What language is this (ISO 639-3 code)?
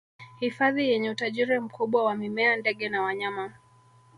swa